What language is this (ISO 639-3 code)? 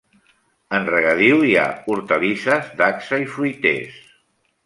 cat